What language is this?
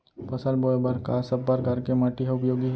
Chhattisgarhi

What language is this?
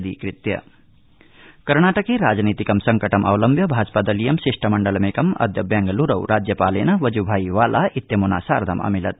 Sanskrit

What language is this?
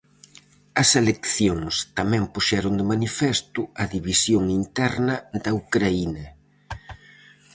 Galician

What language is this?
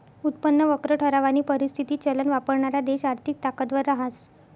Marathi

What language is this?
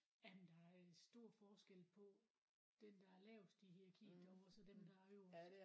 Danish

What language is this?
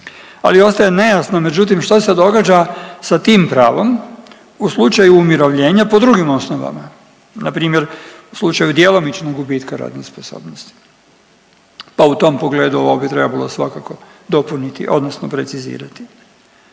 Croatian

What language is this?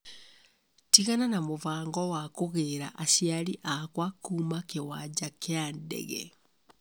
Kikuyu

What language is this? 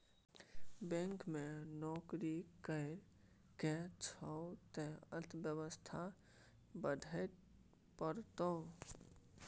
Maithili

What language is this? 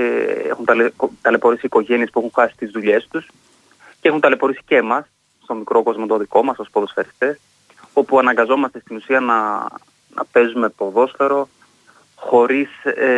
Greek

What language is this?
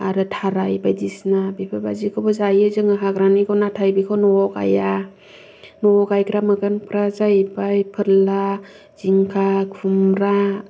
Bodo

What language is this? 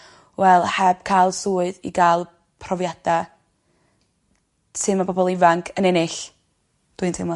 Welsh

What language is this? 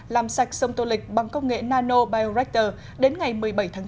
Vietnamese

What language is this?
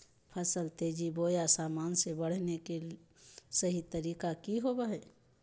Magahi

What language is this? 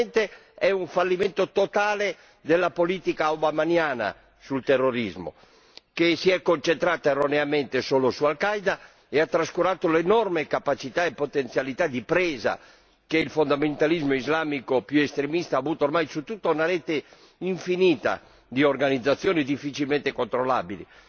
Italian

